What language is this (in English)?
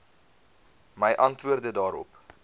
Afrikaans